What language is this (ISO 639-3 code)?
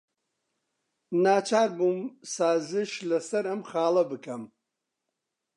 ckb